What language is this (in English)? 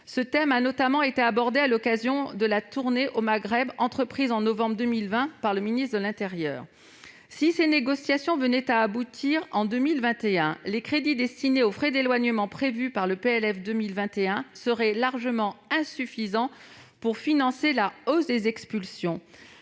French